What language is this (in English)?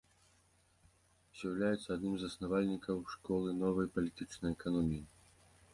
Belarusian